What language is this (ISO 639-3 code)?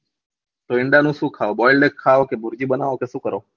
guj